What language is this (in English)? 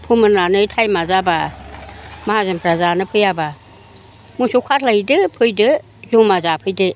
Bodo